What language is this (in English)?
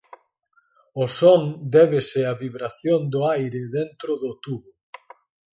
Galician